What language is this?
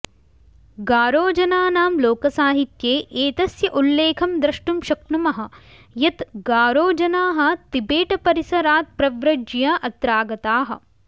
Sanskrit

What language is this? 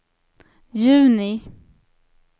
Swedish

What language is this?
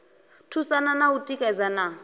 Venda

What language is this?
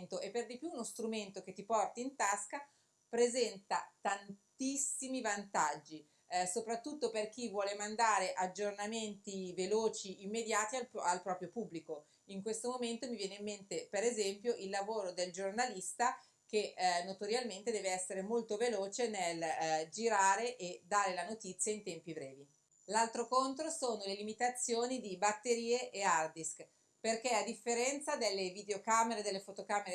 Italian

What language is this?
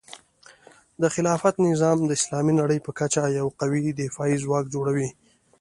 Pashto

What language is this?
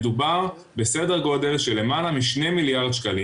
Hebrew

